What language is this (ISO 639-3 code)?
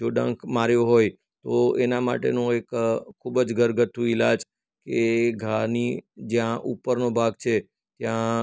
guj